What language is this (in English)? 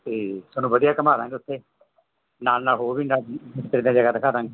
Punjabi